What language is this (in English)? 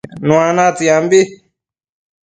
Matsés